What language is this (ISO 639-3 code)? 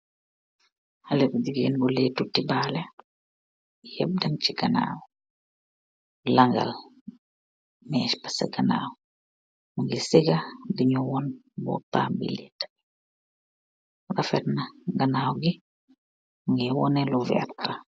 wol